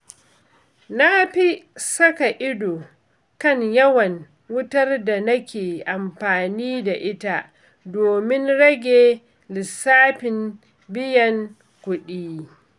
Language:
Hausa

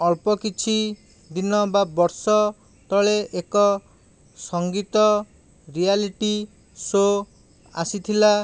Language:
Odia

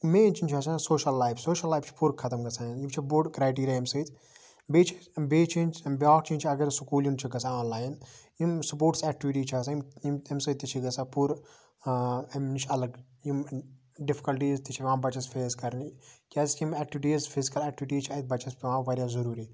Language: Kashmiri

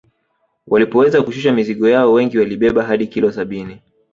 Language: Swahili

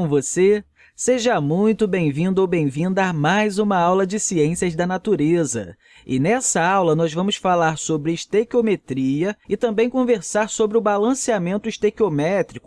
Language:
Portuguese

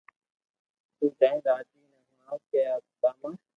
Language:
Loarki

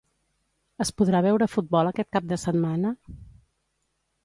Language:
Catalan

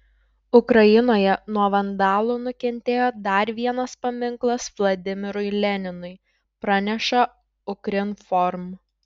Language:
Lithuanian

